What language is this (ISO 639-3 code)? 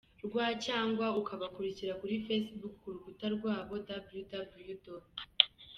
kin